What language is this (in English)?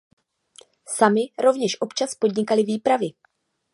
Czech